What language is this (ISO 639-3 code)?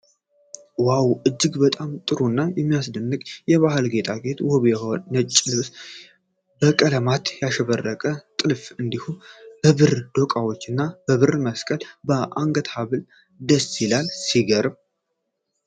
amh